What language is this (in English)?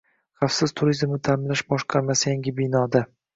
Uzbek